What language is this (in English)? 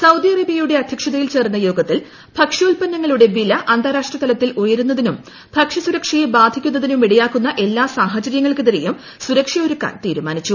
Malayalam